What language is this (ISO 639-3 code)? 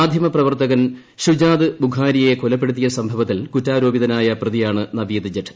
mal